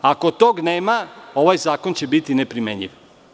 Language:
Serbian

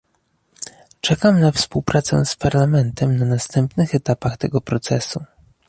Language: Polish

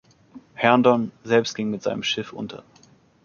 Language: German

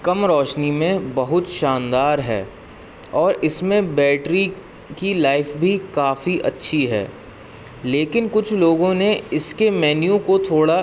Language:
Urdu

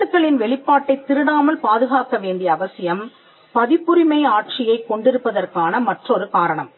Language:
Tamil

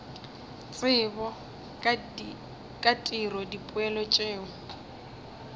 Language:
Northern Sotho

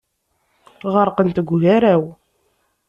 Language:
Kabyle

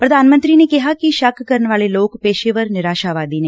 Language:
Punjabi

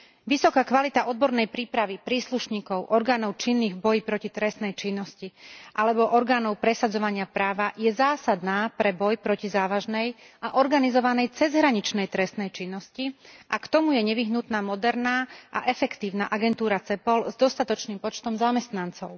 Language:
Slovak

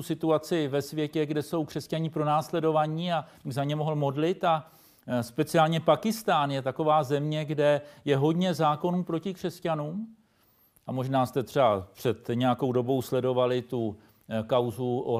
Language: Czech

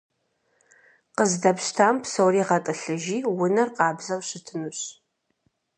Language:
Kabardian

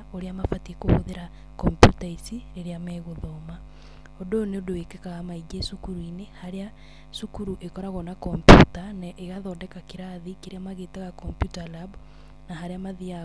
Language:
Kikuyu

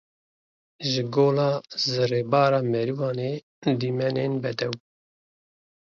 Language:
Kurdish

